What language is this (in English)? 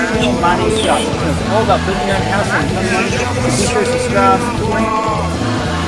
Haitian Creole